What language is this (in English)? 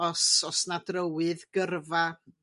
Welsh